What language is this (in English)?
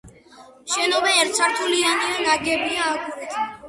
Georgian